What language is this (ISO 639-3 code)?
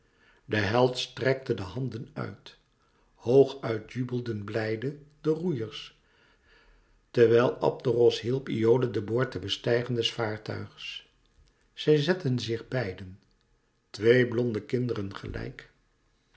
nld